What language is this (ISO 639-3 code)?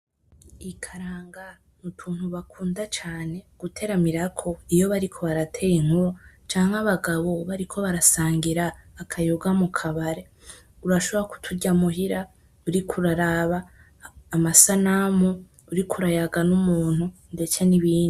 run